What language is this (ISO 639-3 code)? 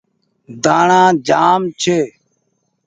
gig